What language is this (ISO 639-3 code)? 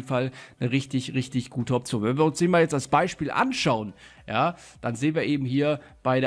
deu